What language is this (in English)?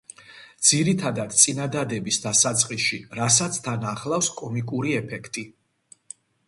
Georgian